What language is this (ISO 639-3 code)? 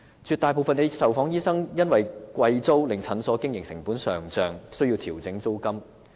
yue